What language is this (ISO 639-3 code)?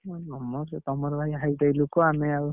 ori